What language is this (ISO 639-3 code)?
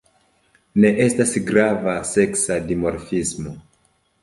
epo